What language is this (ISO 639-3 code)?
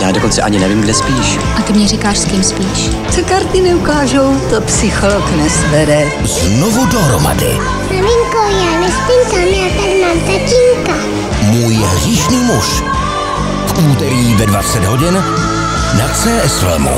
ces